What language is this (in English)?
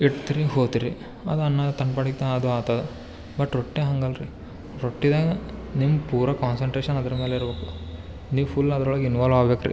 Kannada